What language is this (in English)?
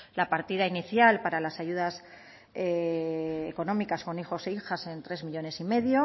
Spanish